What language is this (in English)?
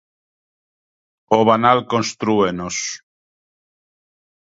Galician